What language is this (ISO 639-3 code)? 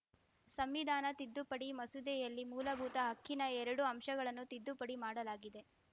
kan